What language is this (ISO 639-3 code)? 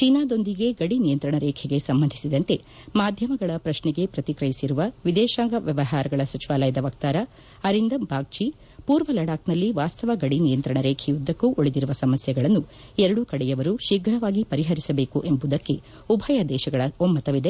kan